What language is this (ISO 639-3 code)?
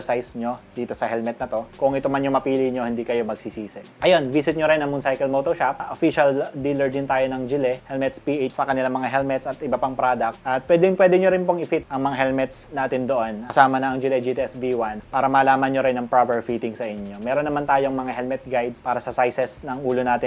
fil